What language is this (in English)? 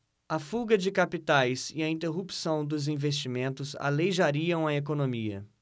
Portuguese